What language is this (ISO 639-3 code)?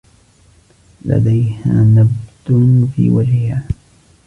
ara